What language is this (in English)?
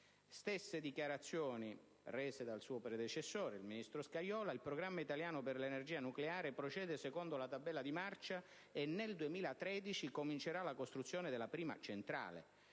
Italian